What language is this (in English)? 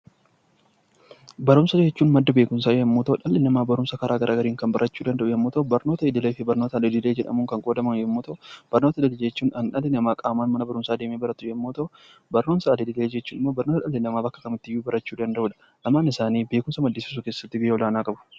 Oromo